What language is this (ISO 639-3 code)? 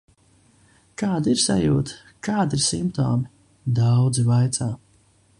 lav